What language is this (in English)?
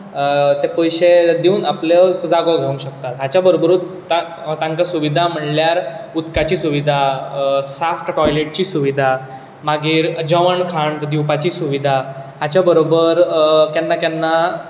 Konkani